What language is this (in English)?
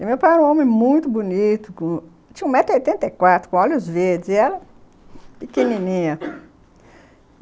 Portuguese